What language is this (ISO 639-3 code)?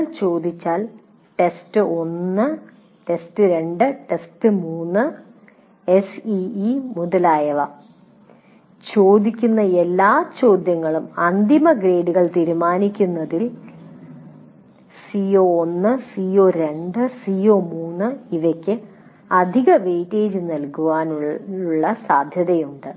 mal